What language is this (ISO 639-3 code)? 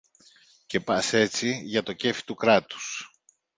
ell